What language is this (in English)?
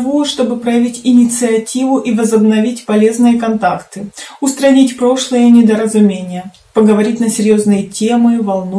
Russian